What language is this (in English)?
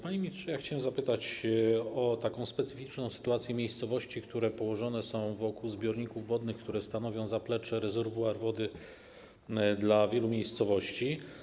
Polish